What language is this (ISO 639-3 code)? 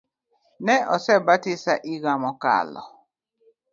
luo